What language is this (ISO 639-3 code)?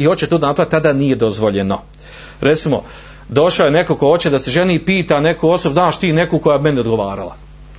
hrv